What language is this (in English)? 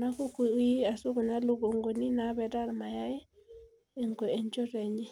Masai